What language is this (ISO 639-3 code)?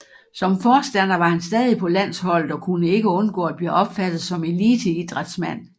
dan